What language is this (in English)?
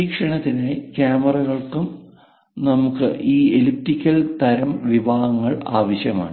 Malayalam